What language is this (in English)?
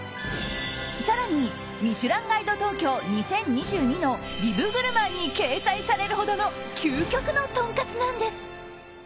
Japanese